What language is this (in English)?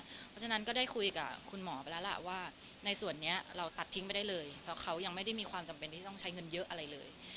Thai